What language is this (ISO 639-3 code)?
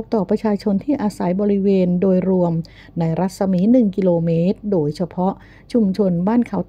tha